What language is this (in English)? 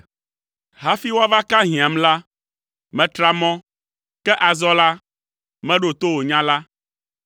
Ewe